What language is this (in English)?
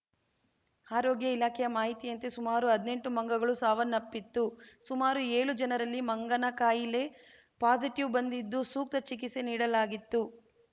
Kannada